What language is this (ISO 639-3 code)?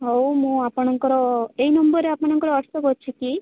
ori